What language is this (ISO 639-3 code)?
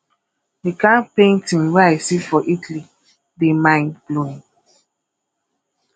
pcm